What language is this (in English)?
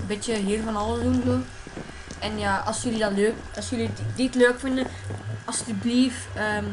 Dutch